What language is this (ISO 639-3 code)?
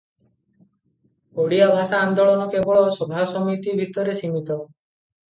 ori